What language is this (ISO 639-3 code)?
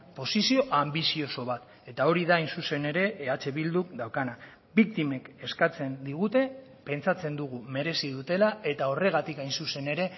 eus